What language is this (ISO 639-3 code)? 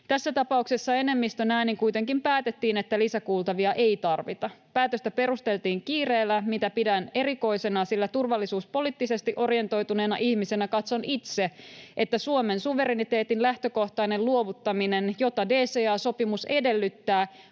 fin